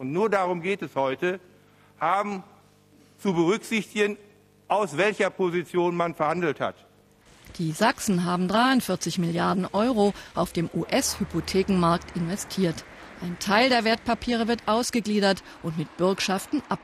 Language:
German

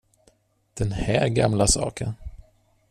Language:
Swedish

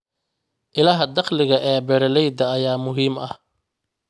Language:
Somali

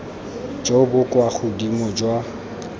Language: Tswana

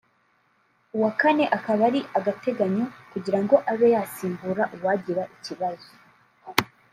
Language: Kinyarwanda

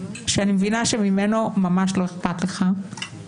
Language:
Hebrew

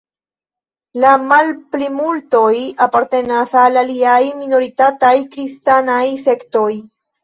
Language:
Esperanto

